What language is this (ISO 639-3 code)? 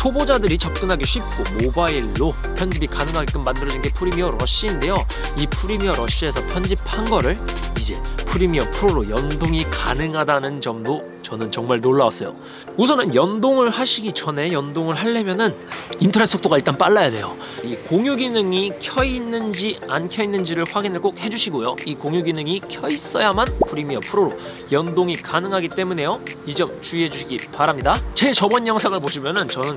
kor